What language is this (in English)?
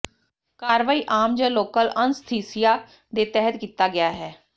Punjabi